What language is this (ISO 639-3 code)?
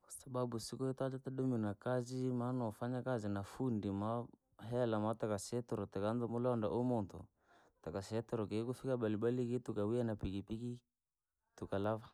lag